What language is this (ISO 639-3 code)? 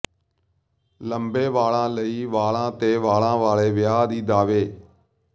pan